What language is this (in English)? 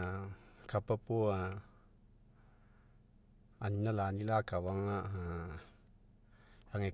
Mekeo